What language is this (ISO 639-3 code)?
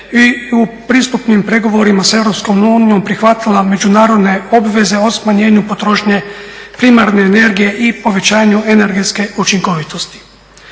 hrv